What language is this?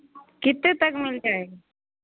Hindi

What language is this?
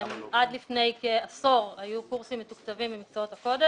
Hebrew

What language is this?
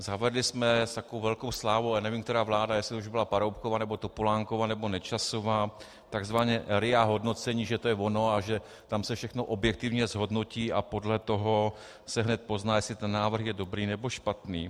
Czech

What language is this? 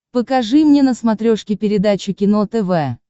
Russian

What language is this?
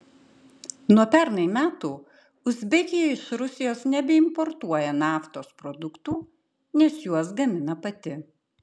Lithuanian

